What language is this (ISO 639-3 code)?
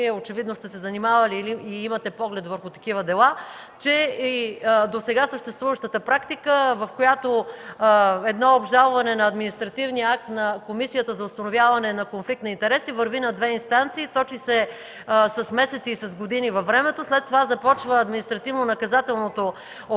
bul